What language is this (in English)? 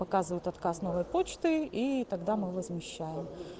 Russian